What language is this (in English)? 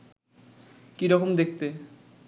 Bangla